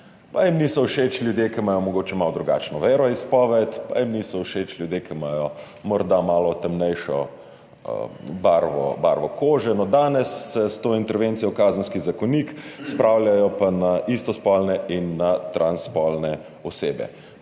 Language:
Slovenian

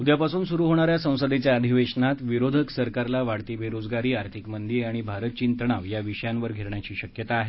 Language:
Marathi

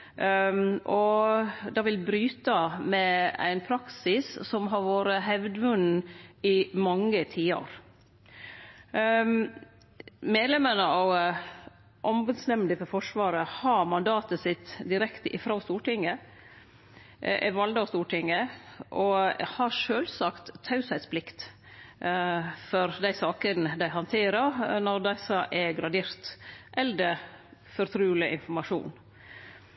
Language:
Norwegian Nynorsk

